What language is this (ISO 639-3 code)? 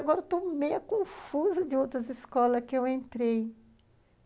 por